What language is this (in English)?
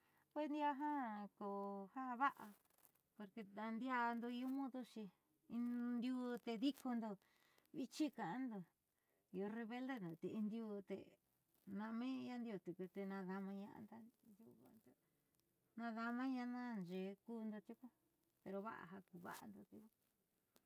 Southeastern Nochixtlán Mixtec